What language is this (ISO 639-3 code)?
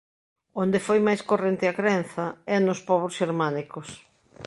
glg